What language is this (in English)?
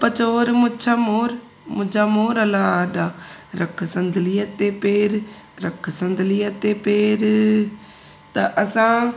Sindhi